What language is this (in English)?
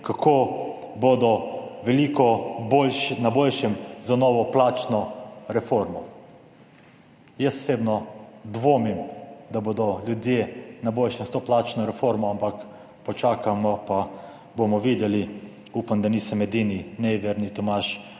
Slovenian